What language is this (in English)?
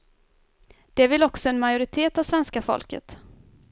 Swedish